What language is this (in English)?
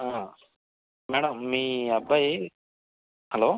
Telugu